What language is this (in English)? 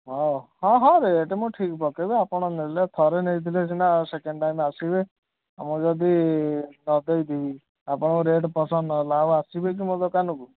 Odia